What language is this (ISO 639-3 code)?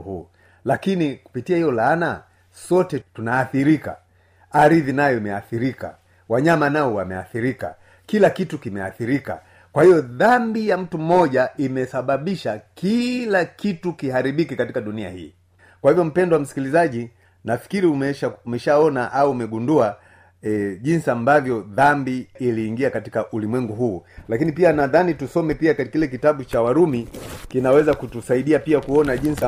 swa